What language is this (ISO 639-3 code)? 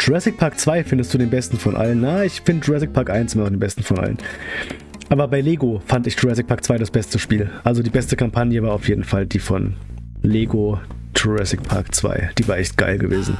deu